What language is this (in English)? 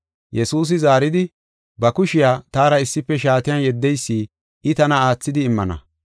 Gofa